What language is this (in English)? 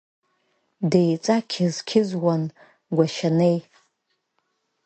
Abkhazian